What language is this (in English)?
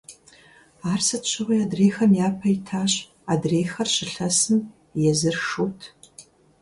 Kabardian